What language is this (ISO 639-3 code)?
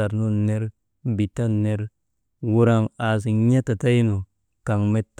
mde